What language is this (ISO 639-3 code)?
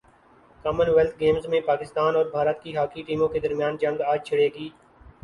urd